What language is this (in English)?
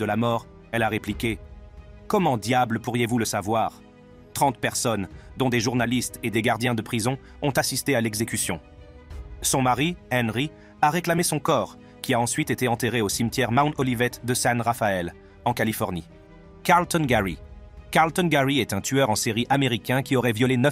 French